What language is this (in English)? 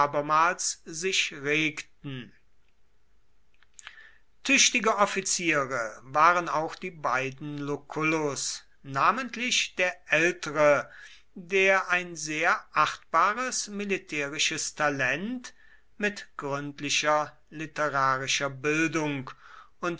German